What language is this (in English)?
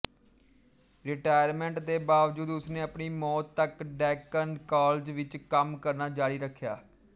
Punjabi